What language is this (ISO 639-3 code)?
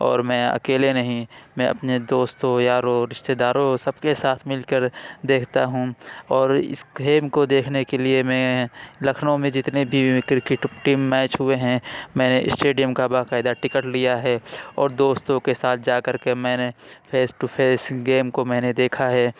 urd